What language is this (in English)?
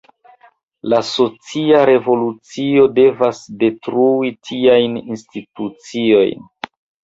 Esperanto